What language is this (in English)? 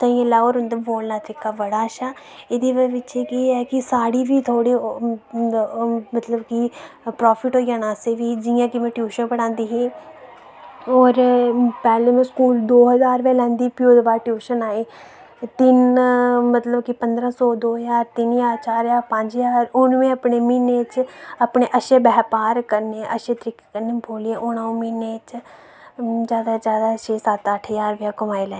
Dogri